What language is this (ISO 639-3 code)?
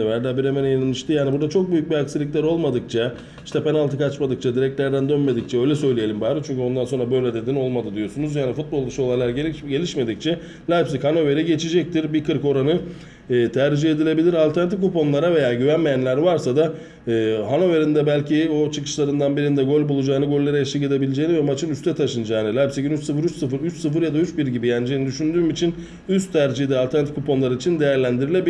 tur